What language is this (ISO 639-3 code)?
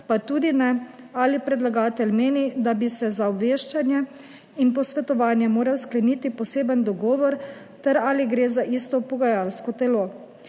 slv